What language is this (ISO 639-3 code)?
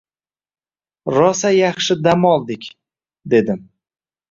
uzb